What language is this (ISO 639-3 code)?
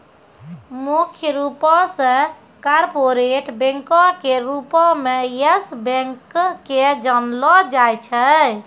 mai